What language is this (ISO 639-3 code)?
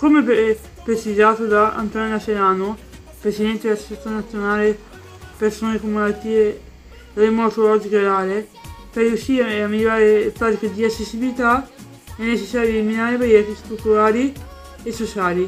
ita